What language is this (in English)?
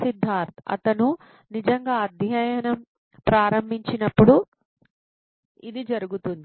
Telugu